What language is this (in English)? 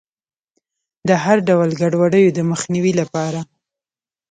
Pashto